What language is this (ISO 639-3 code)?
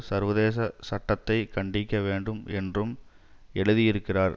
tam